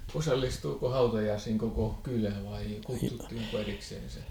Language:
Finnish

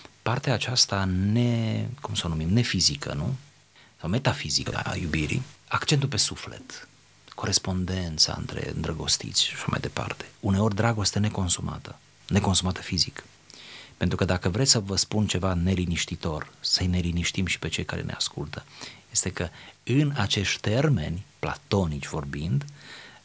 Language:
Romanian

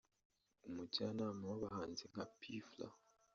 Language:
Kinyarwanda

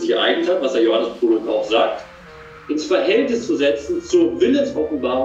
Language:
German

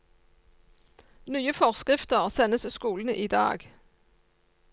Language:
Norwegian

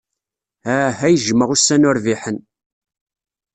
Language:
Kabyle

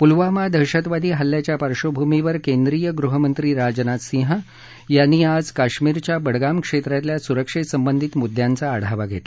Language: Marathi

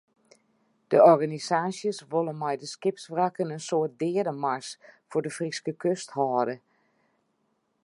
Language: Western Frisian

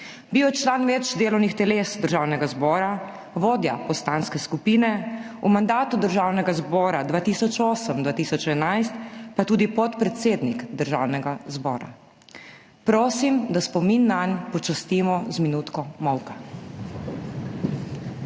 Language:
Slovenian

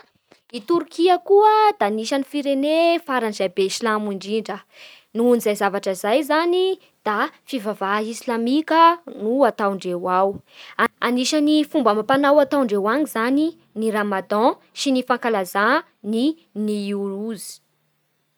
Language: Bara Malagasy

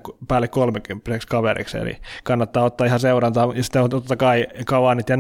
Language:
Finnish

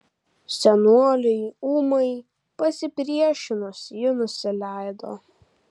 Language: Lithuanian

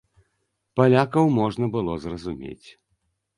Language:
Belarusian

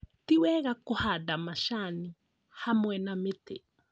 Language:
Kikuyu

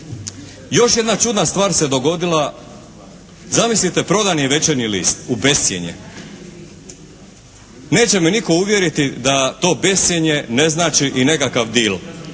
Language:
Croatian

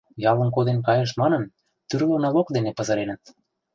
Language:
Mari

